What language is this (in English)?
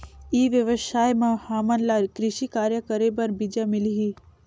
Chhattisgarhi